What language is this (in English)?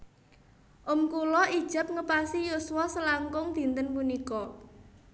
Javanese